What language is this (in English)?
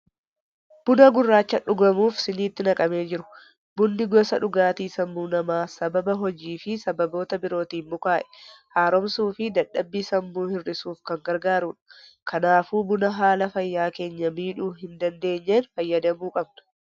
Oromo